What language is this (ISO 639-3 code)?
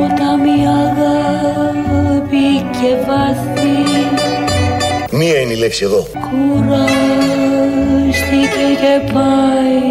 ell